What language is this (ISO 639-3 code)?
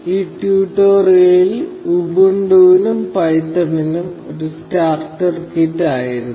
mal